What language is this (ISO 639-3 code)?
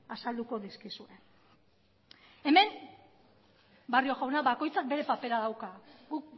eus